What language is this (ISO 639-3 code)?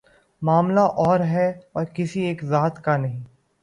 urd